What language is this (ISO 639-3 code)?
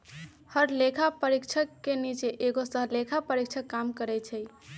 mag